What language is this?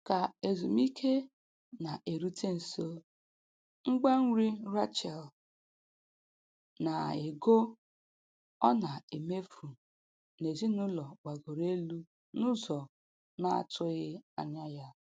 Igbo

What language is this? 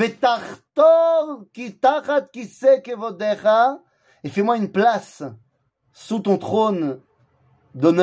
French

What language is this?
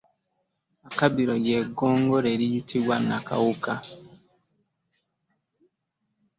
Ganda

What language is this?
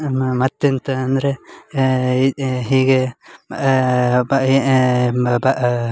Kannada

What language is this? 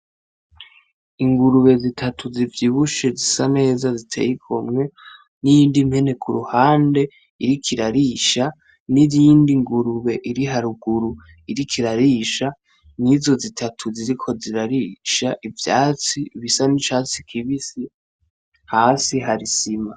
Rundi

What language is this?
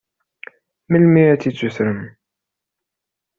Kabyle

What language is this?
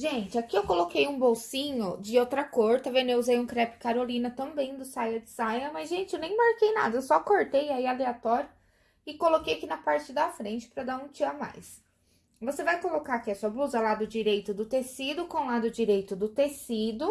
Portuguese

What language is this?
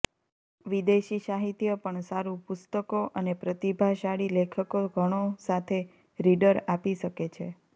Gujarati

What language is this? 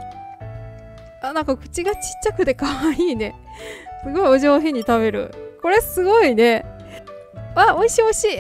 Japanese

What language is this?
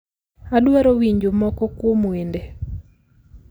Luo (Kenya and Tanzania)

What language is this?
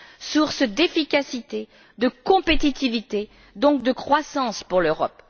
French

